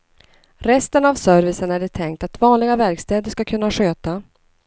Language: Swedish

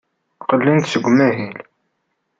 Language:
Kabyle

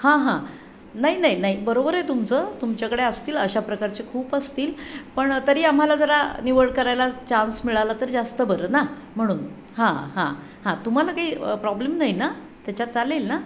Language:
Marathi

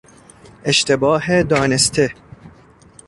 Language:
Persian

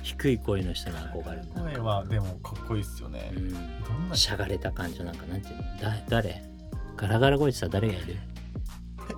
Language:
Japanese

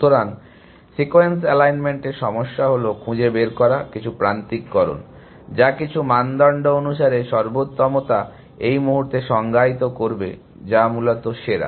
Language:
Bangla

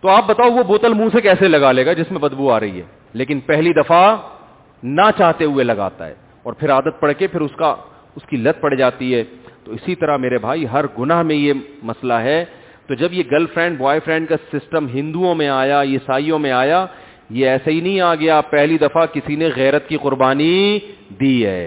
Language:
Urdu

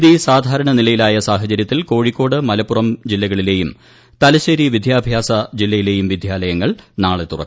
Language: Malayalam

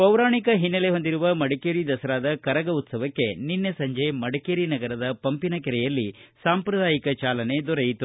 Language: Kannada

